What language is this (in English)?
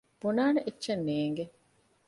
Divehi